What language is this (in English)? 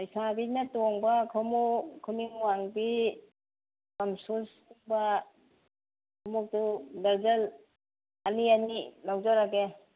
Manipuri